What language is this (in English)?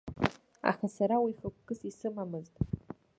Abkhazian